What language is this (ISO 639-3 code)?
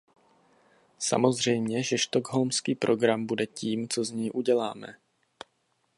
ces